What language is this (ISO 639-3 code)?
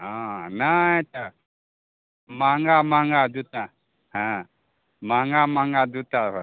mai